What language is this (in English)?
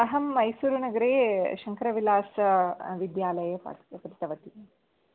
Sanskrit